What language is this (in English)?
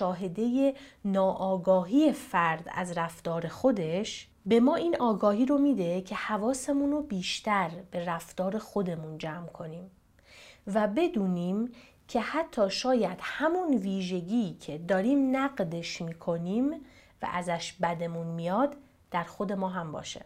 Persian